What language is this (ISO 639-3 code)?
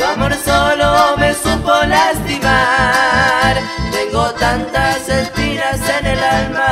spa